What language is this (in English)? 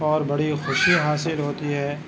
Urdu